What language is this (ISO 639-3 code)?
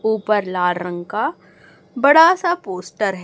hin